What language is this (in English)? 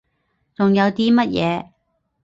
Cantonese